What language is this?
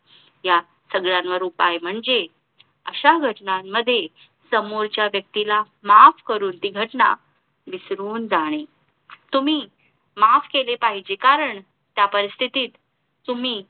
Marathi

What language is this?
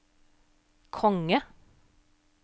Norwegian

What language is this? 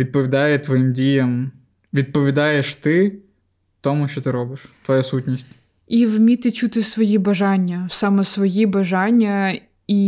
Ukrainian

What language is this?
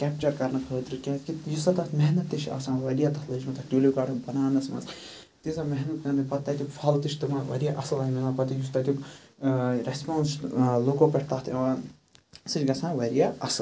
Kashmiri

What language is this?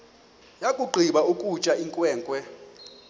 Xhosa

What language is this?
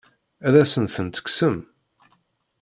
Kabyle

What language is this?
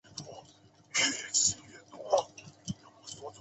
Chinese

